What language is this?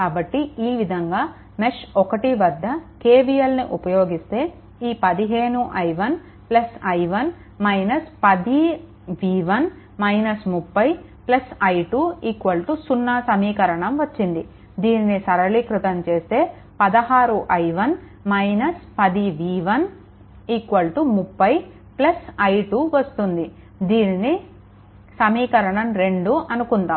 Telugu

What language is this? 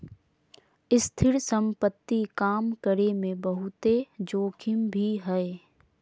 Magahi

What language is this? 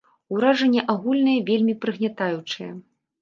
Belarusian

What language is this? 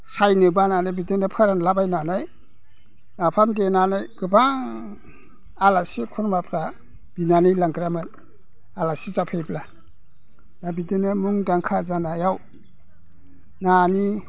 Bodo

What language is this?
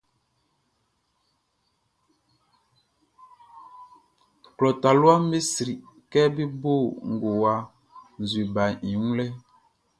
Baoulé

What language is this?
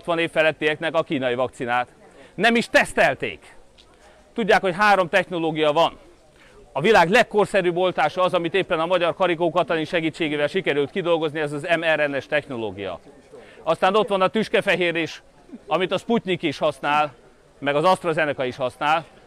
Hungarian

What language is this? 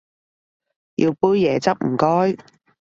Cantonese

